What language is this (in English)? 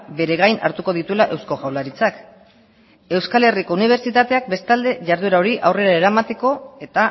Basque